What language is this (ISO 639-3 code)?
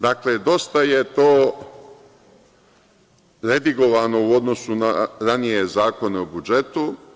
srp